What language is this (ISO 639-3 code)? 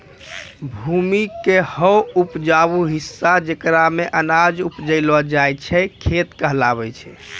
mai